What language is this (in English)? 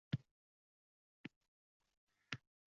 Uzbek